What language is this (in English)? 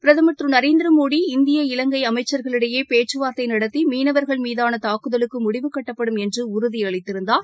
Tamil